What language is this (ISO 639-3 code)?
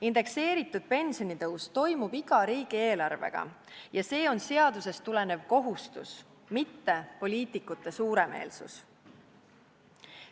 est